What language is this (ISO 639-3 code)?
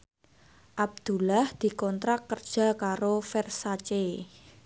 jav